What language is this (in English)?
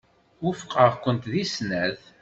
Kabyle